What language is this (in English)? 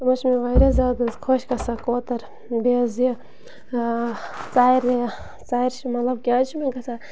Kashmiri